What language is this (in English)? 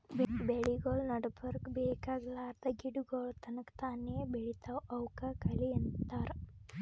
Kannada